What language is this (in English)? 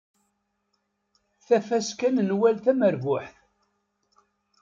Kabyle